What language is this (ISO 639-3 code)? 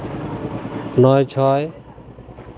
sat